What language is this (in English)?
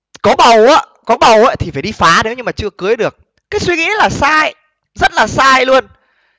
Vietnamese